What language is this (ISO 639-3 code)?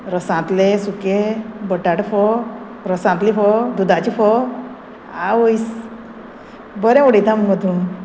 kok